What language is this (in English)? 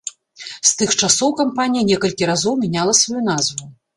Belarusian